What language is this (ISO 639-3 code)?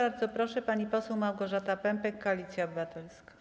pol